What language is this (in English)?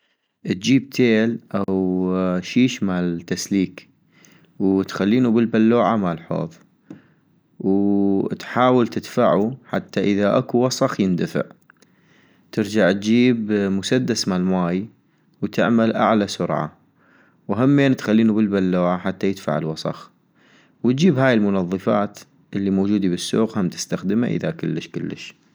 North Mesopotamian Arabic